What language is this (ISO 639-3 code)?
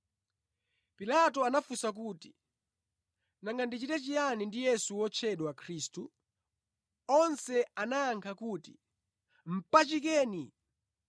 nya